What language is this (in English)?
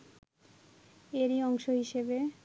Bangla